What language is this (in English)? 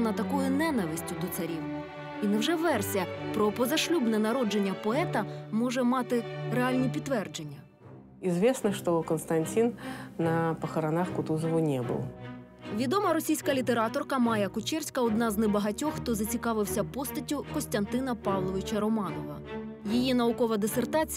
Ukrainian